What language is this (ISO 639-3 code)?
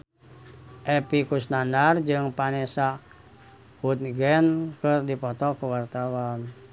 sun